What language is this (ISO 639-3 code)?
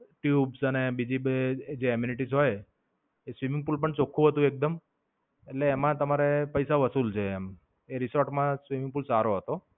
guj